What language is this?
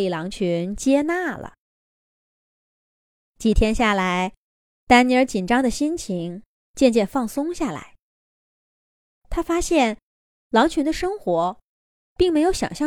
Chinese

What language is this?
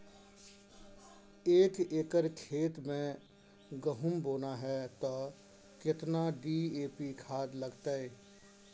Maithili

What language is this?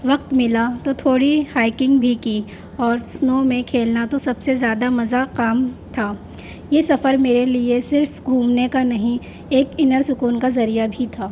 Urdu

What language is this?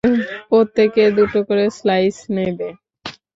Bangla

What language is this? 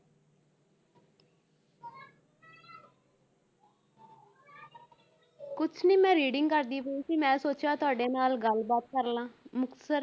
Punjabi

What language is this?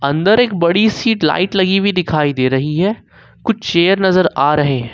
Hindi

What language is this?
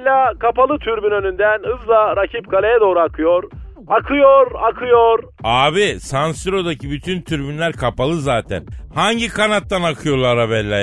Turkish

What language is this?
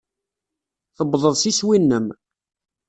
Kabyle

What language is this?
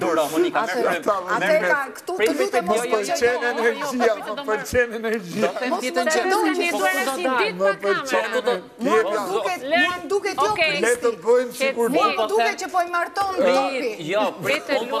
Romanian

